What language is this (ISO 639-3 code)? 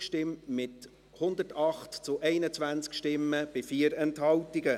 gsw